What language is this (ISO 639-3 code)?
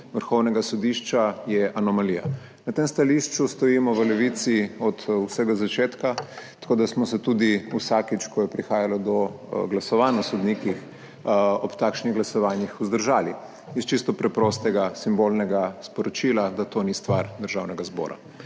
slv